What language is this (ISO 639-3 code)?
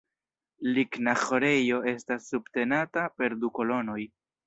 epo